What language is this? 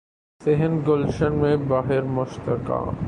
Urdu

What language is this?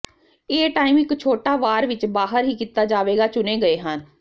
Punjabi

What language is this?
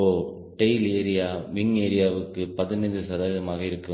Tamil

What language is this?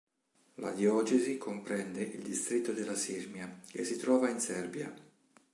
Italian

